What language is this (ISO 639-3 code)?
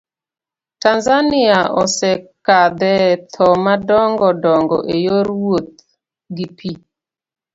luo